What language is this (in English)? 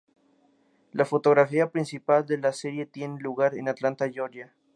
Spanish